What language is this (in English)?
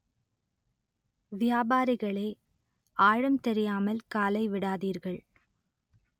Tamil